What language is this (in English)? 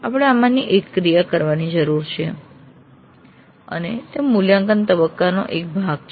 Gujarati